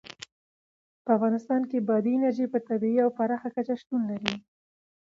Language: Pashto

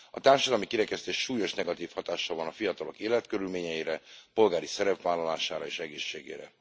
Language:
Hungarian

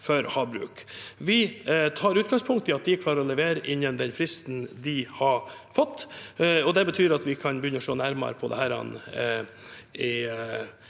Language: Norwegian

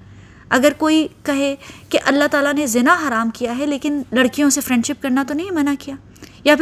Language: Urdu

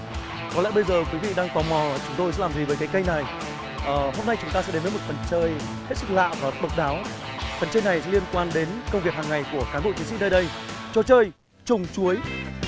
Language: Vietnamese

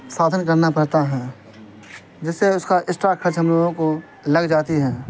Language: Urdu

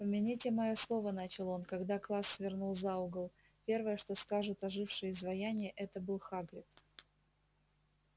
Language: Russian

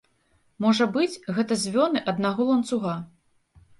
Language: Belarusian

